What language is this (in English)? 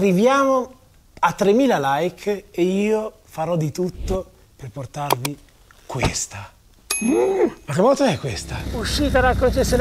Italian